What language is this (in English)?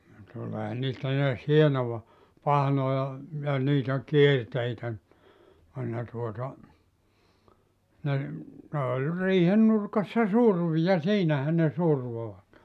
Finnish